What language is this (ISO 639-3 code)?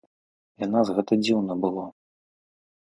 bel